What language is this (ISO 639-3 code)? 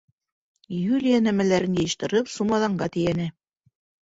bak